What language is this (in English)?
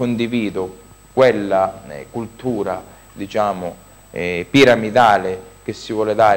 Italian